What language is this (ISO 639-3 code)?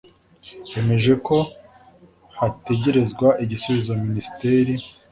kin